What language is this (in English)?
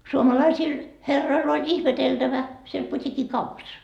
Finnish